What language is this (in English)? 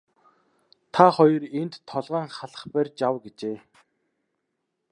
Mongolian